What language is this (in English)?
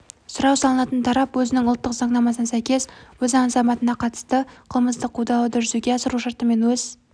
Kazakh